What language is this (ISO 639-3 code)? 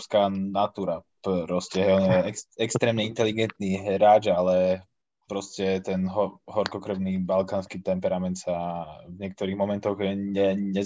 slk